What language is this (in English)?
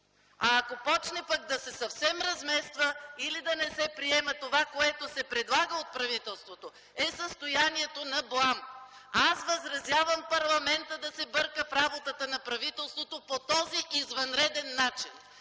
Bulgarian